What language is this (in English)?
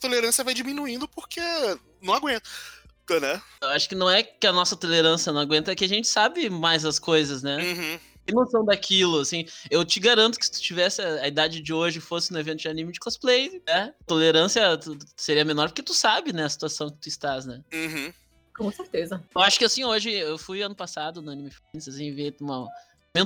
Portuguese